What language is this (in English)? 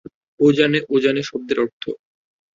Bangla